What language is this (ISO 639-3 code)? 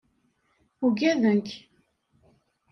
kab